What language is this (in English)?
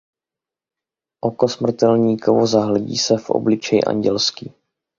Czech